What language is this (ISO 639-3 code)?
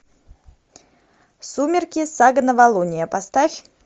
rus